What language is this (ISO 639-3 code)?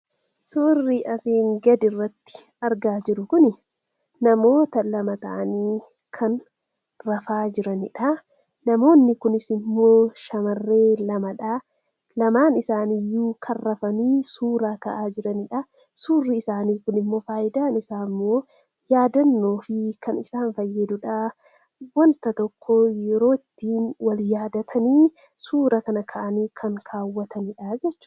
orm